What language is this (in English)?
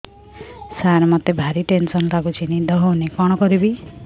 Odia